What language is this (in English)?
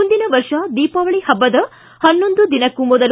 Kannada